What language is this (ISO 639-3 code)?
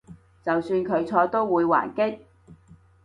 yue